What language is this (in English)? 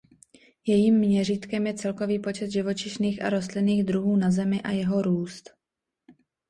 Czech